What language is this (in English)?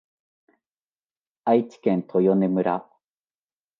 Japanese